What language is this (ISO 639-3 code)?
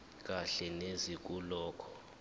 zul